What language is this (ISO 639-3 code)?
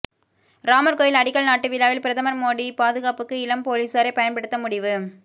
tam